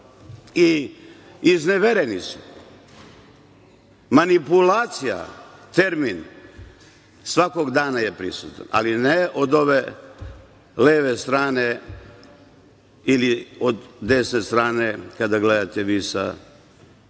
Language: Serbian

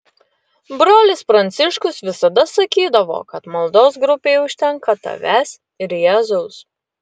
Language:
Lithuanian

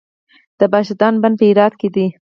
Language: Pashto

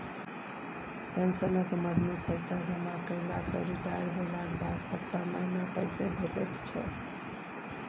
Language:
Maithili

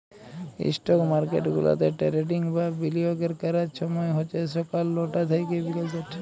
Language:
Bangla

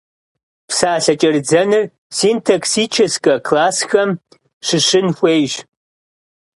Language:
Kabardian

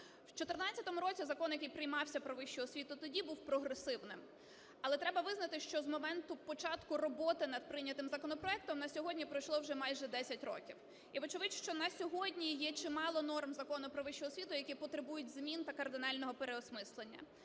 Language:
Ukrainian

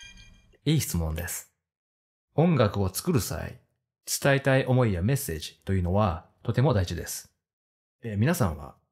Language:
Japanese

